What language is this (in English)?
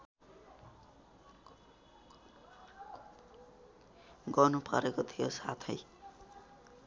Nepali